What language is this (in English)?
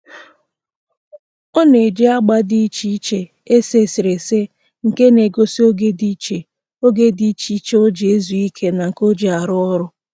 Igbo